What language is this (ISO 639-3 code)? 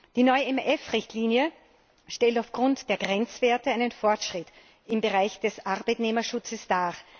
deu